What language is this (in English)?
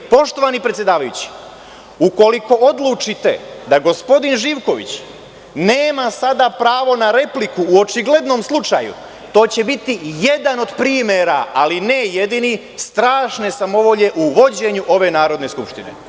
Serbian